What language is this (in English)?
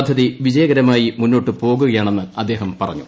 Malayalam